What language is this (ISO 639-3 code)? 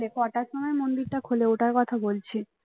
ben